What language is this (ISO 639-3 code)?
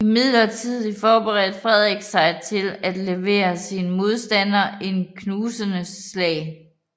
dan